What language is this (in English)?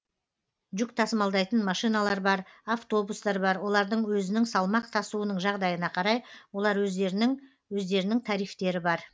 Kazakh